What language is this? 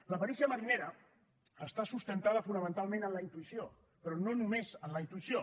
Catalan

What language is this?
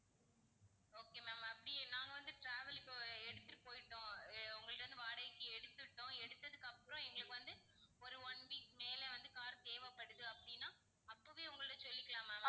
Tamil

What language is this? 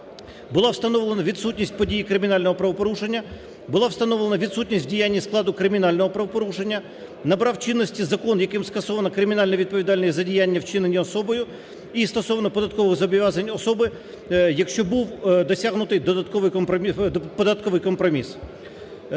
Ukrainian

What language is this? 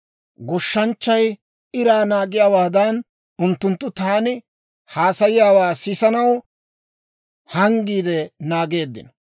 Dawro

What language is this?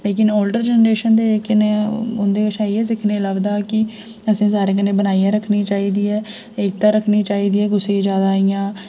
Dogri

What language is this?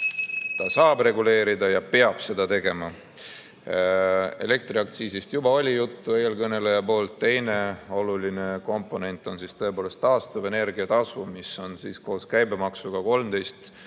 Estonian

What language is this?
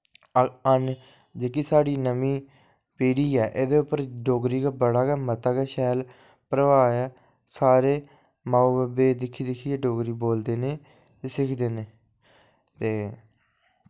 Dogri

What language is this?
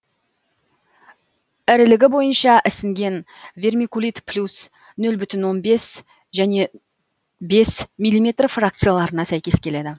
Kazakh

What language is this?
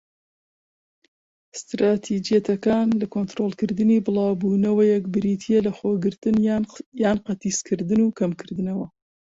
Central Kurdish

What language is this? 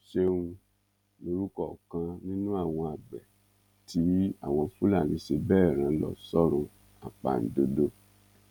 Yoruba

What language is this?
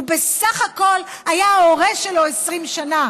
Hebrew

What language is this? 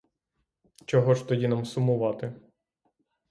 Ukrainian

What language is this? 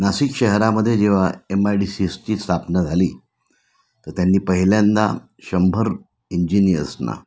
Marathi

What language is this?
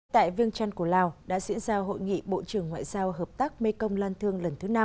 Vietnamese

